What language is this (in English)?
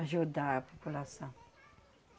Portuguese